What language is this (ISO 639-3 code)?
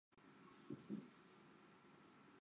zho